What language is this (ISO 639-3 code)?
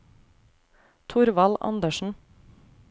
nor